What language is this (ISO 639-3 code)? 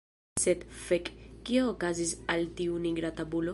epo